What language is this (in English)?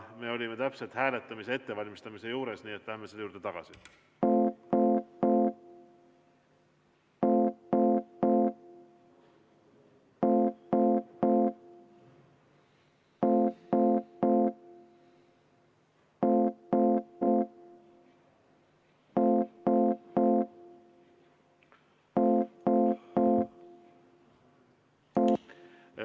Estonian